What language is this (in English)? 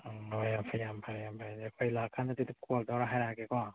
Manipuri